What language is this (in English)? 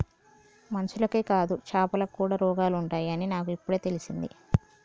Telugu